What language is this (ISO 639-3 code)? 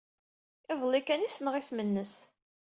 kab